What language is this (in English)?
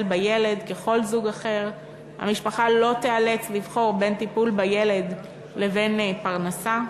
Hebrew